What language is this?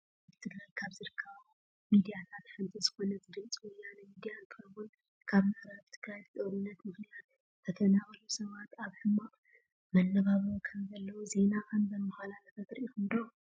Tigrinya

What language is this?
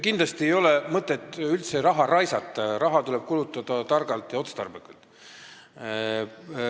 Estonian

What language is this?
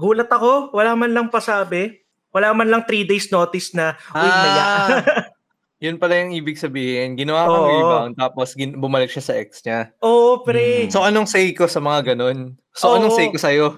Filipino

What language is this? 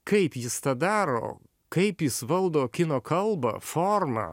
Lithuanian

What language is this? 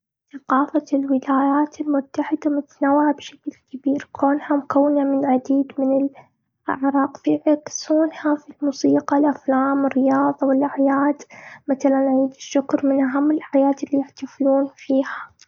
Gulf Arabic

